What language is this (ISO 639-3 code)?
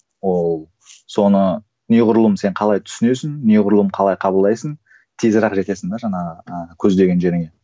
kaz